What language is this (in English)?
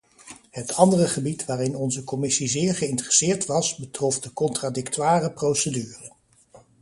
Dutch